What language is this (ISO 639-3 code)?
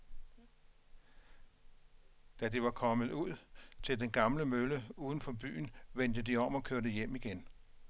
dan